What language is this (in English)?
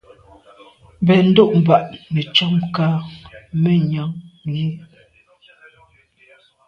Medumba